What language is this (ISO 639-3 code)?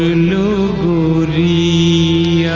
eng